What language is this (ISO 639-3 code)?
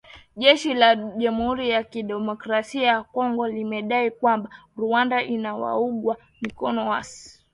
swa